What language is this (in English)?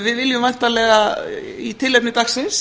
Icelandic